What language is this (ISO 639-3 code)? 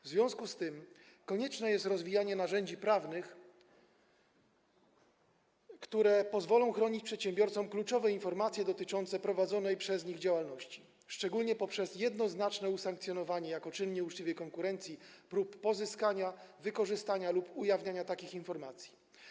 pol